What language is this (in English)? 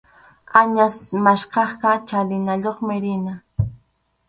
Arequipa-La Unión Quechua